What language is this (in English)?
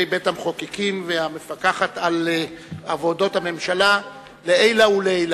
Hebrew